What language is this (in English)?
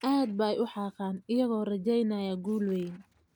Somali